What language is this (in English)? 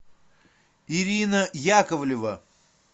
Russian